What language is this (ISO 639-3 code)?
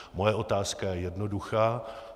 ces